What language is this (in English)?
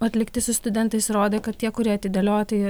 Lithuanian